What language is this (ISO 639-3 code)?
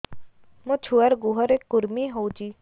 ori